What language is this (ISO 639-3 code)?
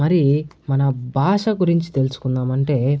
tel